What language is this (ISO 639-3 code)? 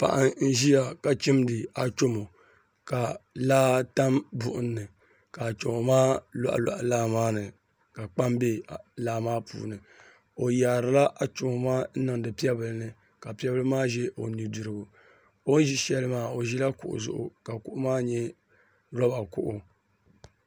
dag